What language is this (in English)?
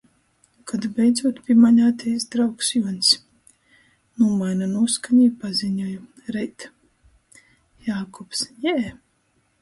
Latgalian